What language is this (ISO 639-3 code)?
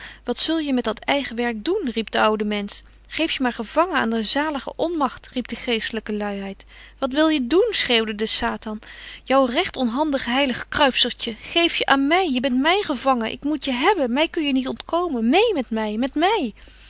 nld